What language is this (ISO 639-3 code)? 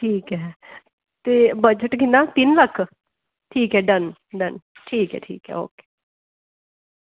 doi